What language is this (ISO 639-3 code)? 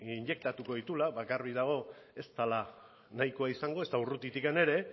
eus